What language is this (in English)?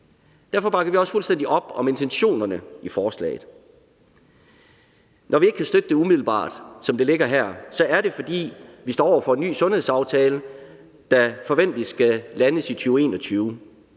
Danish